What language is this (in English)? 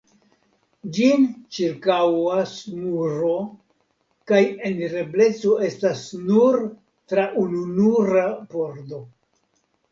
Esperanto